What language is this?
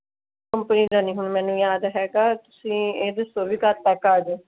Punjabi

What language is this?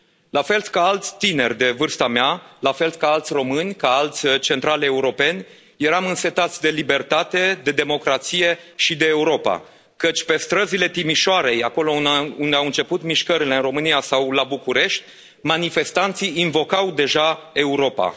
Romanian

